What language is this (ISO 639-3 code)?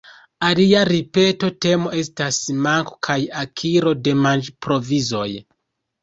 epo